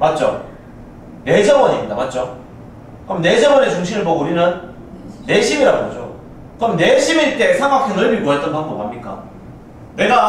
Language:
Korean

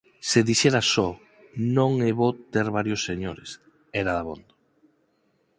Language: Galician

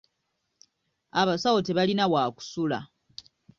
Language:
Ganda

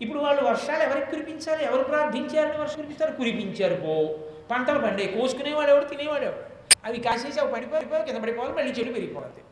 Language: Telugu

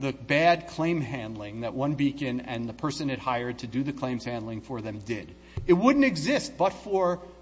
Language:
English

